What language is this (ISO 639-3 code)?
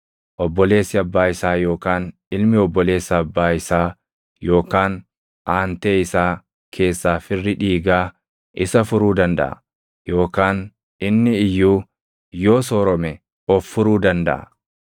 orm